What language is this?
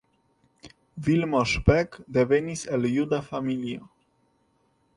Esperanto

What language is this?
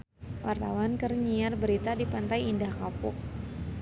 Sundanese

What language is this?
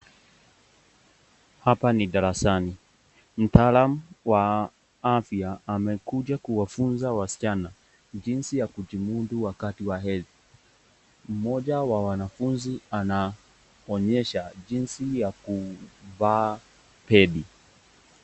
Swahili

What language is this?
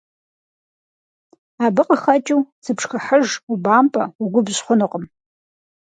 Kabardian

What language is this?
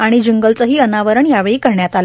Marathi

